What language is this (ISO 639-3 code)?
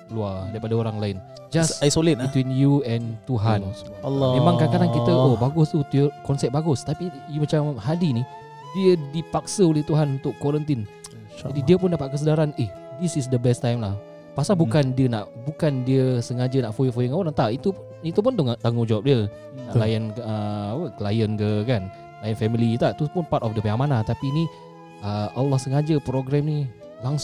msa